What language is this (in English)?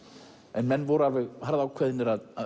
Icelandic